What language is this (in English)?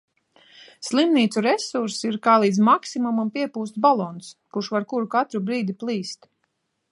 Latvian